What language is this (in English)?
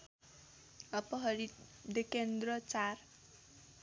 Nepali